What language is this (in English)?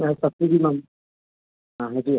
Manipuri